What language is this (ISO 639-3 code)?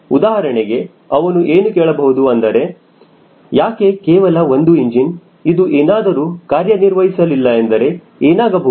kan